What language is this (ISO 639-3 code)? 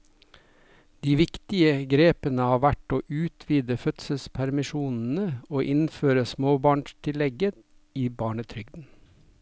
nor